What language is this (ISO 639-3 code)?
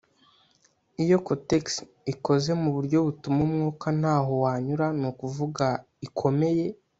kin